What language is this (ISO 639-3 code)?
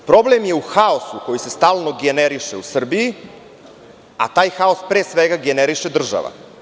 srp